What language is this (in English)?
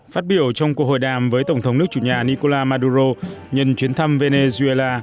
Vietnamese